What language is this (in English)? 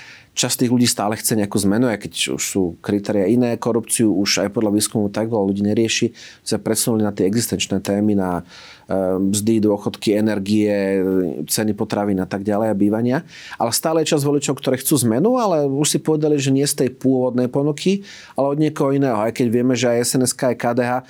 Slovak